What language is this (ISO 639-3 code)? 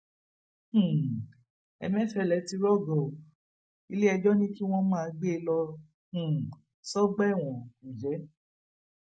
yor